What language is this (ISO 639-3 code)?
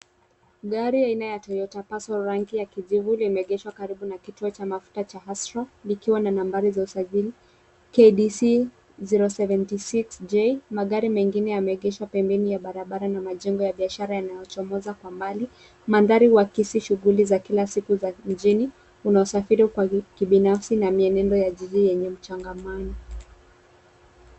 swa